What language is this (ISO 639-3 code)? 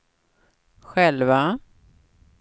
swe